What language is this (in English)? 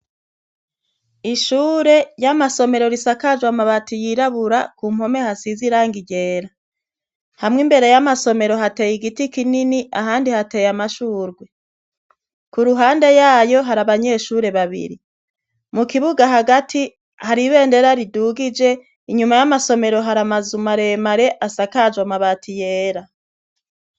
Rundi